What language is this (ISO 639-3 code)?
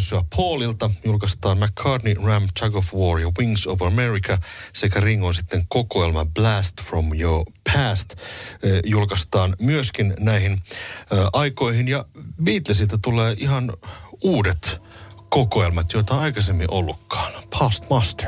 fin